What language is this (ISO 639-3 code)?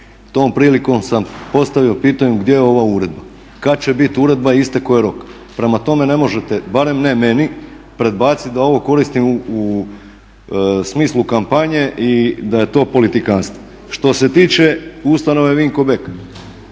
hrv